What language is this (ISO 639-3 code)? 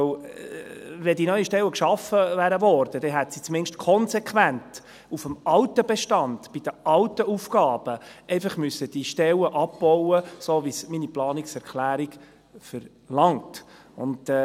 gsw